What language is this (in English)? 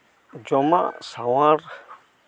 Santali